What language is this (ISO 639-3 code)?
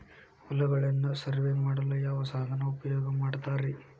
kan